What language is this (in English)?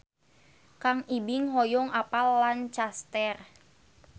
Sundanese